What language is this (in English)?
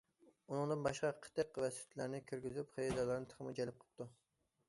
Uyghur